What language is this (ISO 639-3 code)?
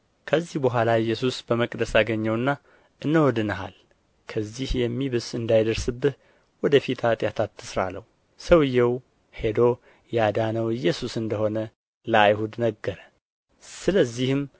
amh